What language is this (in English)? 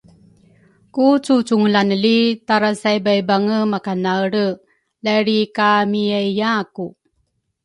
Rukai